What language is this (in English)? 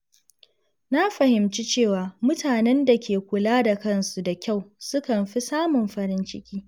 Hausa